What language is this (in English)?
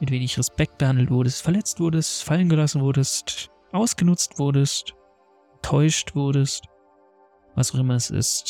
German